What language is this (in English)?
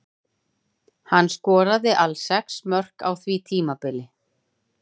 Icelandic